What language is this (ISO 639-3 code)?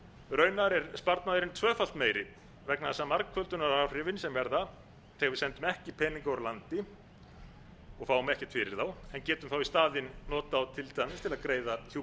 isl